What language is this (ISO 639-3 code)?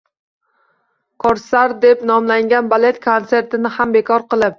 uzb